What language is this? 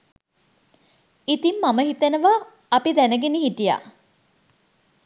Sinhala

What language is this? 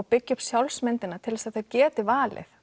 Icelandic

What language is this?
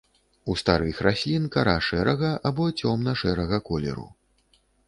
Belarusian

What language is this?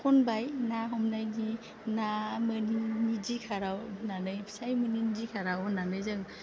Bodo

